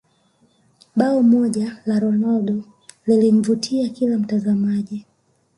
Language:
Swahili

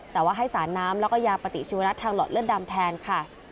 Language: Thai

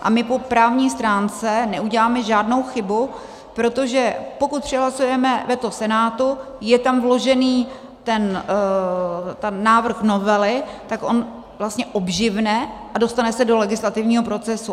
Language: Czech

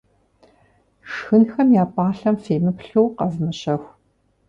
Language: Kabardian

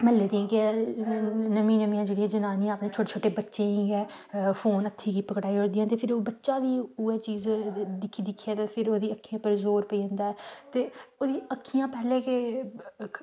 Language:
Dogri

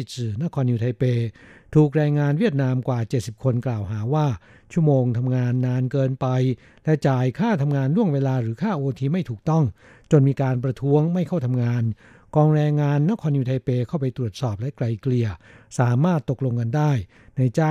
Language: Thai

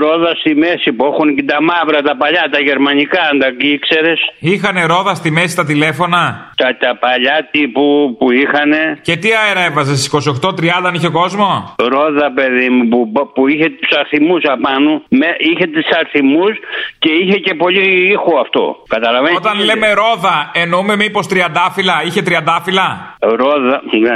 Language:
Greek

